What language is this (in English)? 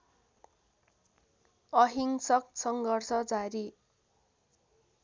Nepali